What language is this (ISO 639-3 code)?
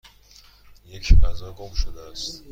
fas